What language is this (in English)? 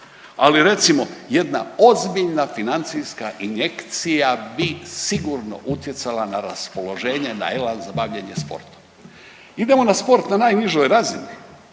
Croatian